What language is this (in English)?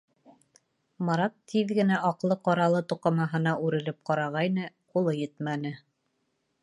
Bashkir